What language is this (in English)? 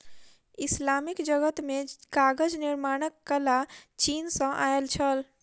Maithili